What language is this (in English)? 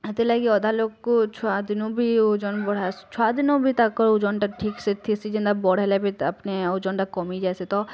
Odia